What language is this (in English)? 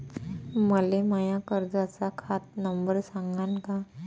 Marathi